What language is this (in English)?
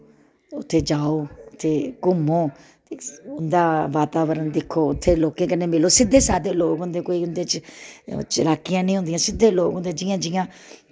Dogri